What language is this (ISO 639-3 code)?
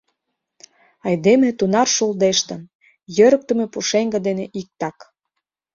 chm